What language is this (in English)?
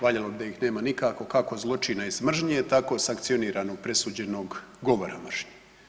Croatian